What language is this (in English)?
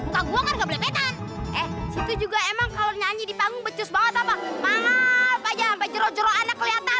Indonesian